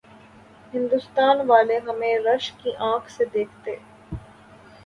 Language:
Urdu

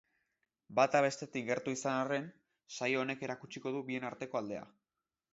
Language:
Basque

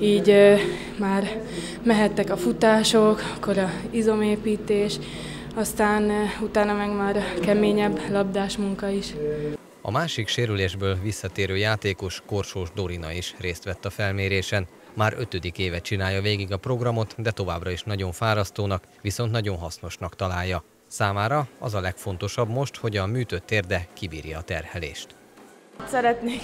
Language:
Hungarian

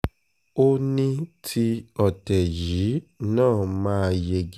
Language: Yoruba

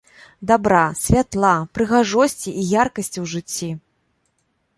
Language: Belarusian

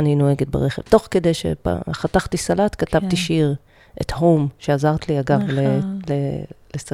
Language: Hebrew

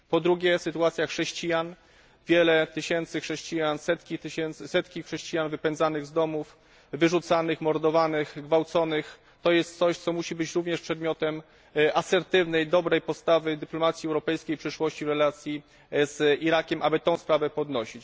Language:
Polish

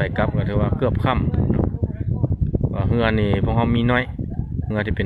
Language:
Thai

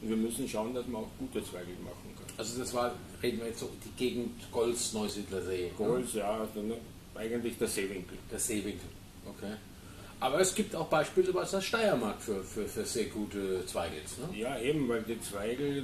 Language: German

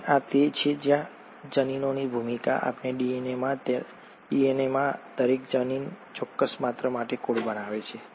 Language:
Gujarati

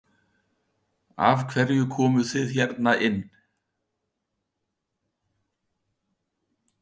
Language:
Icelandic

